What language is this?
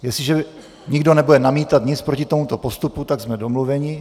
Czech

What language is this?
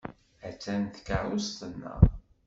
Kabyle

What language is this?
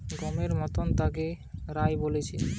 Bangla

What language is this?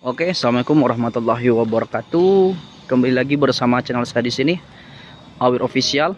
Indonesian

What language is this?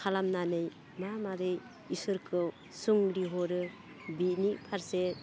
Bodo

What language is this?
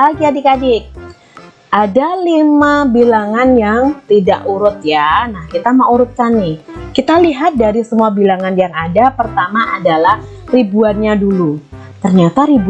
Indonesian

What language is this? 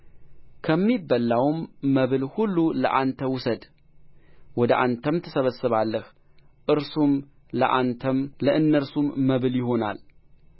Amharic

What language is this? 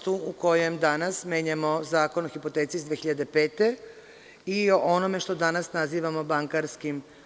Serbian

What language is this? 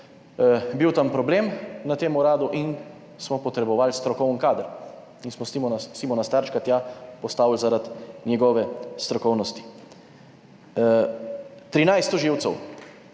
Slovenian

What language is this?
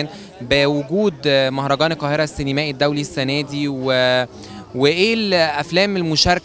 Arabic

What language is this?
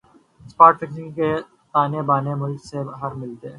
Urdu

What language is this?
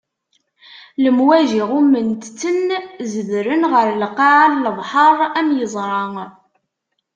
Kabyle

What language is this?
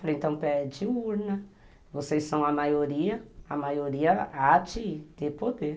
Portuguese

